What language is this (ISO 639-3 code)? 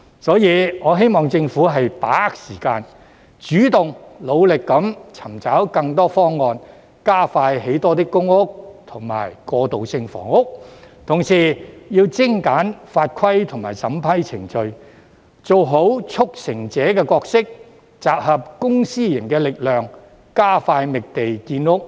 yue